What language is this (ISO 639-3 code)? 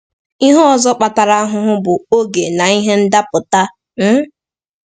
ibo